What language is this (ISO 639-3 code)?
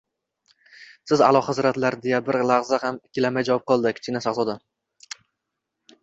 uzb